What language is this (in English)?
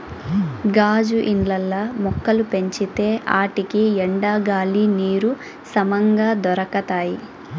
Telugu